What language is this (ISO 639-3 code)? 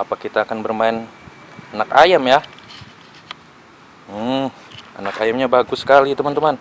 ind